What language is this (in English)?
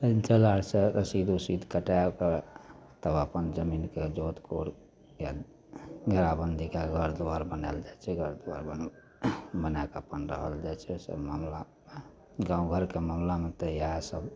Maithili